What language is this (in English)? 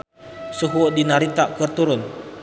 Sundanese